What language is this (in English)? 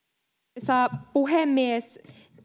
Finnish